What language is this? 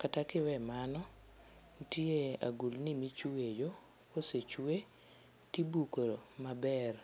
Luo (Kenya and Tanzania)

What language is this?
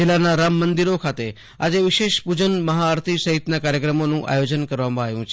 Gujarati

